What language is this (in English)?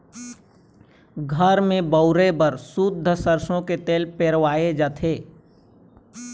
Chhattisgarhi